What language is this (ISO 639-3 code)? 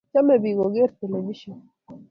kln